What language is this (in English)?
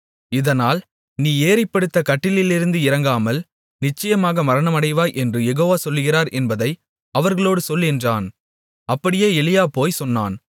Tamil